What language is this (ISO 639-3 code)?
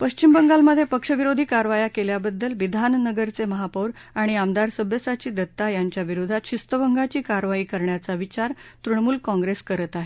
mar